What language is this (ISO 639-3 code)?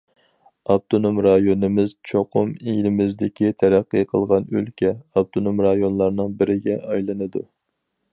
uig